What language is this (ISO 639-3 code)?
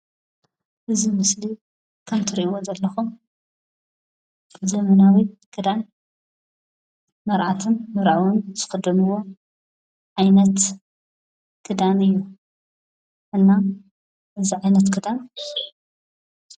tir